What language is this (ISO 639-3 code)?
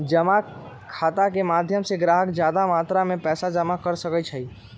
mag